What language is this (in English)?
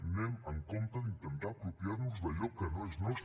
Catalan